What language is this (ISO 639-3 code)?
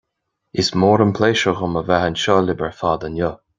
gle